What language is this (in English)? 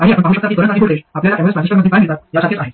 Marathi